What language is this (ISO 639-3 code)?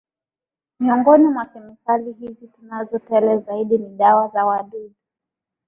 swa